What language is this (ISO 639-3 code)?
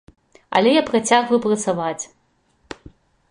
bel